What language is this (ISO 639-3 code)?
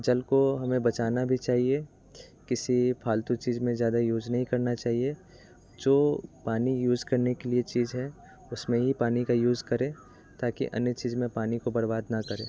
hin